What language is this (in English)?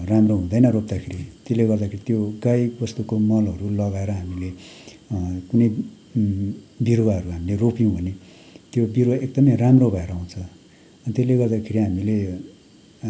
Nepali